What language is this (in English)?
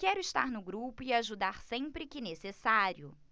Portuguese